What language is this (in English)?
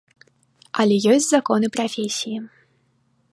Belarusian